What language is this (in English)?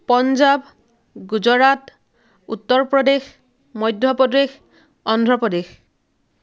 Assamese